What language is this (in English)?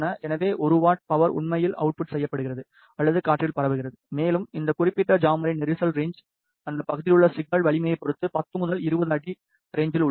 Tamil